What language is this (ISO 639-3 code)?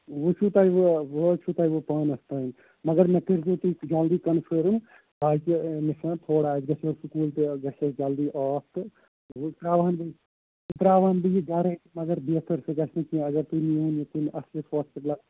kas